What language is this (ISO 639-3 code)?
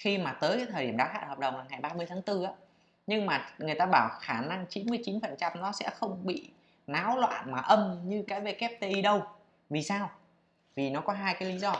vie